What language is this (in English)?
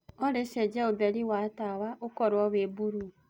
Kikuyu